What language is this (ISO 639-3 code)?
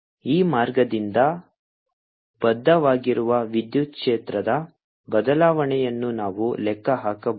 kan